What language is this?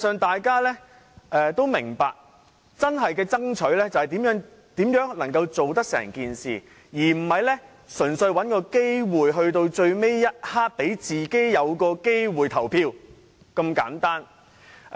Cantonese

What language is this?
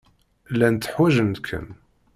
Kabyle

